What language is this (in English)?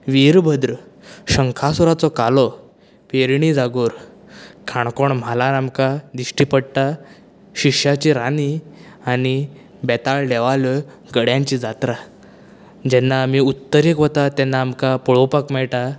Konkani